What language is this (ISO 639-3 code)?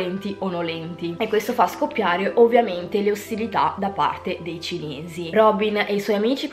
ita